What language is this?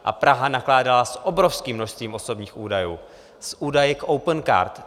Czech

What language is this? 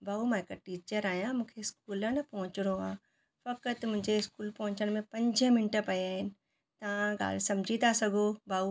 Sindhi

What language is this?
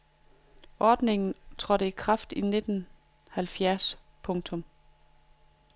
Danish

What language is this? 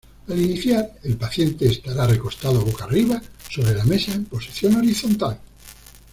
Spanish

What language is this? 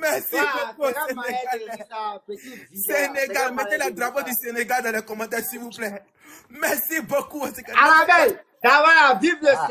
French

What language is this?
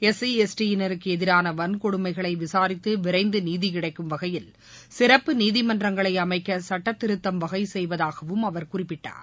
Tamil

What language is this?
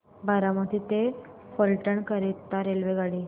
Marathi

